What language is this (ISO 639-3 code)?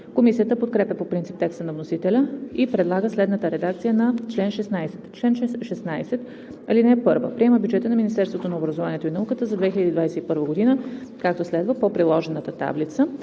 bul